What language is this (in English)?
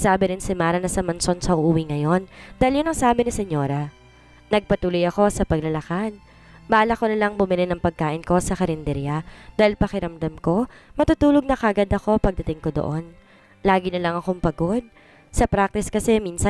Filipino